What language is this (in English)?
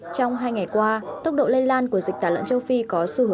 Vietnamese